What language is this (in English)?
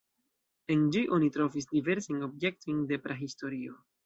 Esperanto